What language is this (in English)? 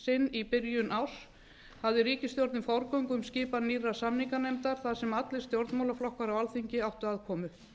Icelandic